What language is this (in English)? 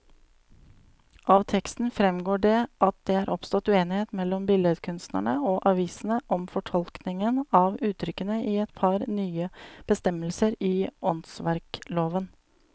Norwegian